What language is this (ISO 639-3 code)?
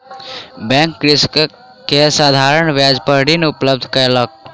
mai